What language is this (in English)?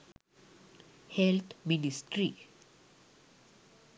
Sinhala